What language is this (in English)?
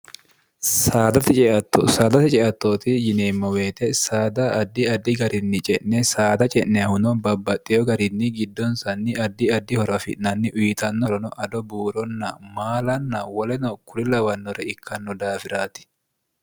Sidamo